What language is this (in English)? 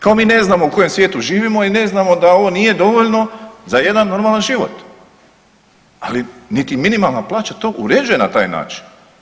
Croatian